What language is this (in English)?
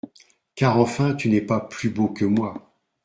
French